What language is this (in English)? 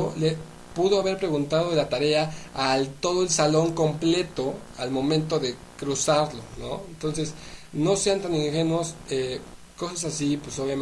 Spanish